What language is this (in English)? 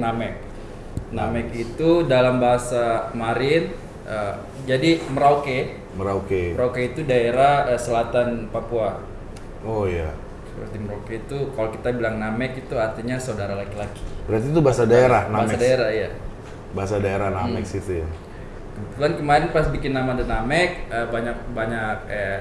Indonesian